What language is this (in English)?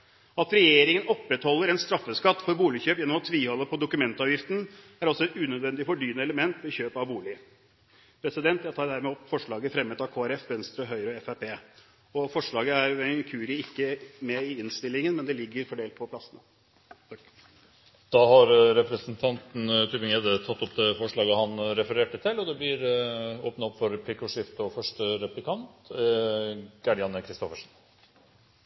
Norwegian Bokmål